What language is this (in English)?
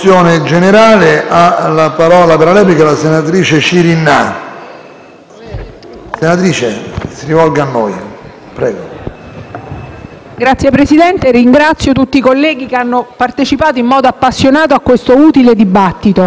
Italian